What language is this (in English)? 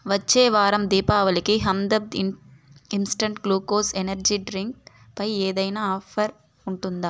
Telugu